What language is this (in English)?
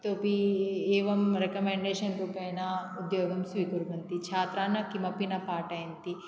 Sanskrit